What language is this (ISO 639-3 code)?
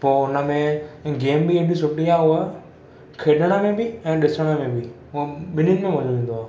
snd